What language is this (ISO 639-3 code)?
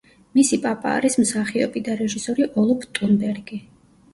kat